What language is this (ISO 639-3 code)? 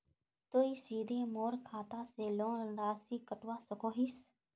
mag